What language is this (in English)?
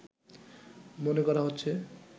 Bangla